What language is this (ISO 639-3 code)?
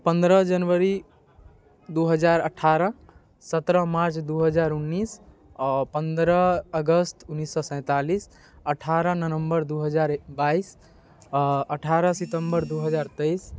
mai